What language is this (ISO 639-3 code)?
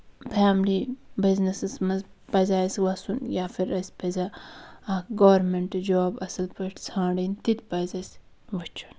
kas